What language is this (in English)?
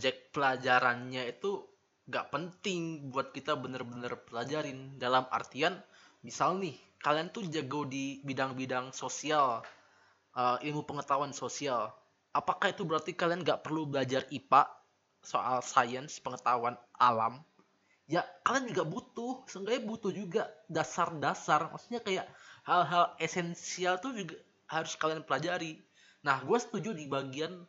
Indonesian